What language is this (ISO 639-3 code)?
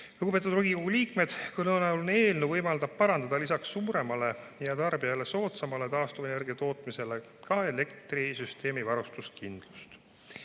est